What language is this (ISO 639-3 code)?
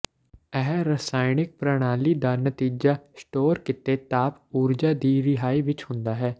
pan